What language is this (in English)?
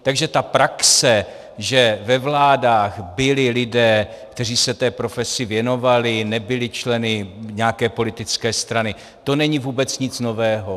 Czech